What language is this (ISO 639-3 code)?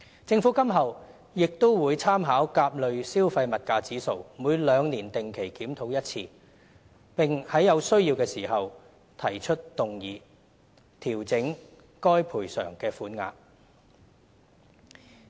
yue